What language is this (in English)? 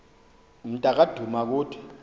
Xhosa